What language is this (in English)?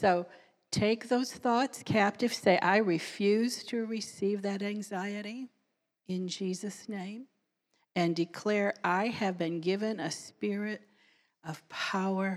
English